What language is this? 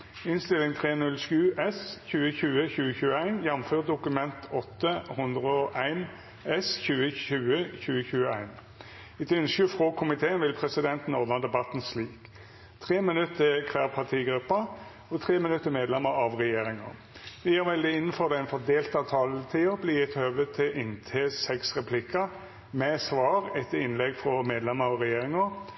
Norwegian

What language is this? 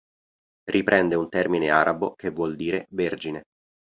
Italian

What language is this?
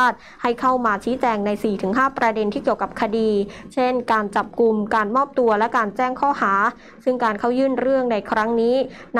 Thai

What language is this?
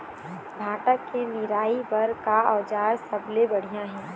Chhattisgarhi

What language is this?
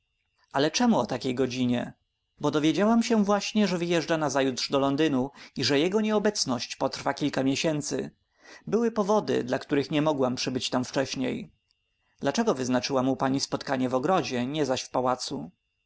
Polish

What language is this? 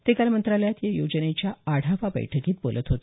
Marathi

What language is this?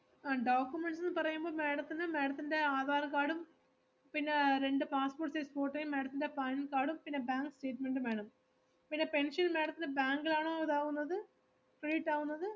Malayalam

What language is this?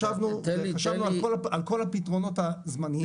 Hebrew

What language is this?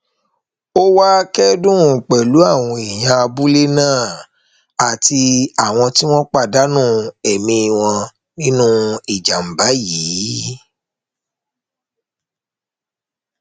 Yoruba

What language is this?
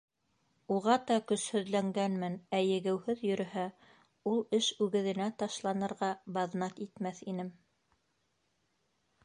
Bashkir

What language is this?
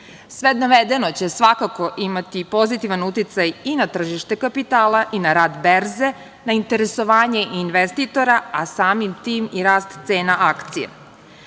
Serbian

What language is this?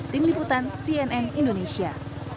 Indonesian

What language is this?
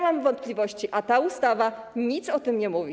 Polish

